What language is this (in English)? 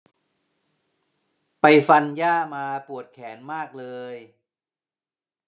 Thai